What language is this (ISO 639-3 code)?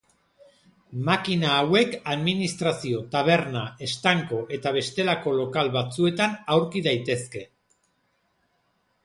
eus